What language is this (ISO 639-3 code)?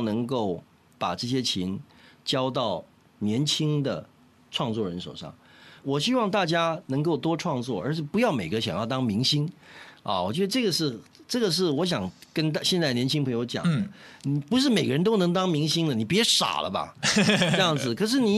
zho